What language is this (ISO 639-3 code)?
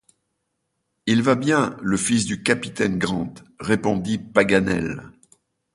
fra